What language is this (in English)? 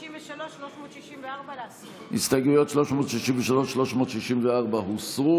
Hebrew